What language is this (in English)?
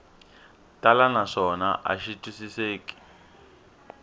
Tsonga